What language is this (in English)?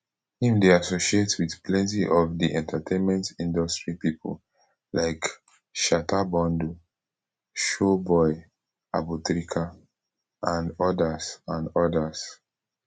Nigerian Pidgin